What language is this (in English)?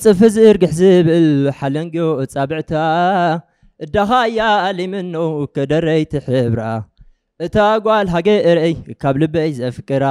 Arabic